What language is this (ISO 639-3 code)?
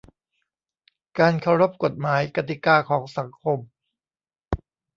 tha